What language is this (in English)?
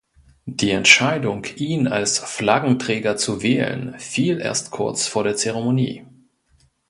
German